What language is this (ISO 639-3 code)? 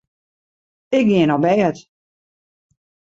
fry